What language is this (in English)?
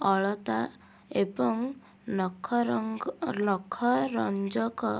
Odia